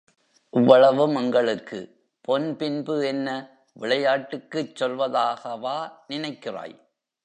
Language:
Tamil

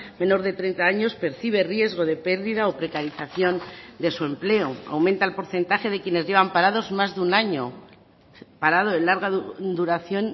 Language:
Spanish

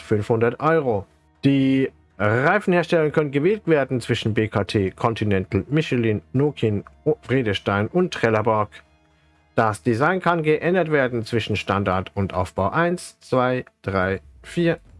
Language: German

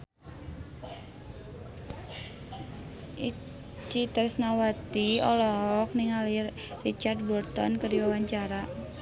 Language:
Sundanese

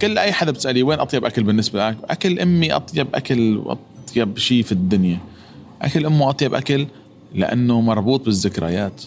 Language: Arabic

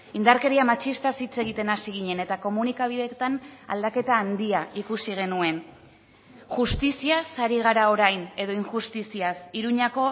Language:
Basque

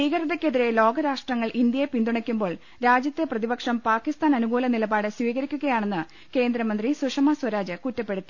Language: Malayalam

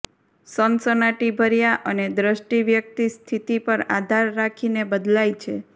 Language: Gujarati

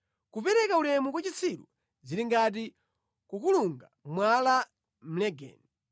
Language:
Nyanja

